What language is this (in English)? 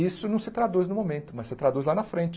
Portuguese